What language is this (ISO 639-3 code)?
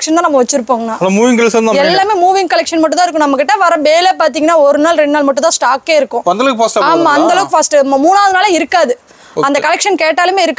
tam